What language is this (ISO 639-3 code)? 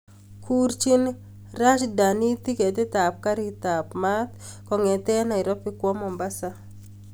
kln